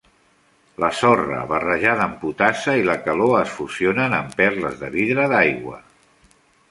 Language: Catalan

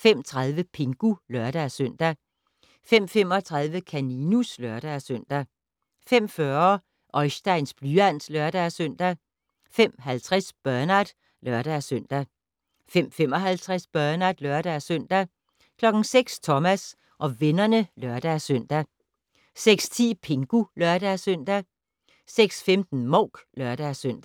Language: Danish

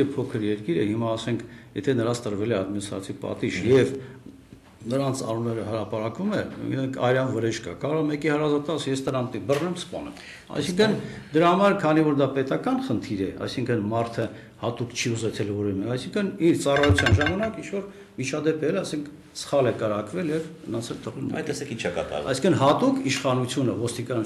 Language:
Romanian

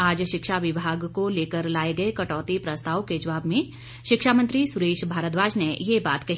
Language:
Hindi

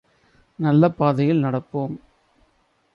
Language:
Tamil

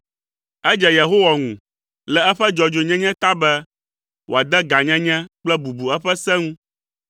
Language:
Ewe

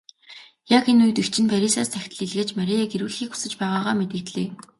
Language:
Mongolian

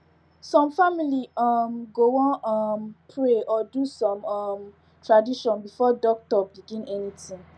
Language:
Nigerian Pidgin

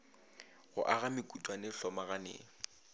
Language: Northern Sotho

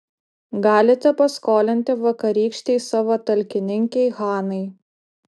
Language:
Lithuanian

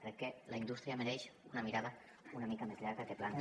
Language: Catalan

